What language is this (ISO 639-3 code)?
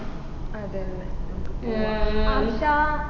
mal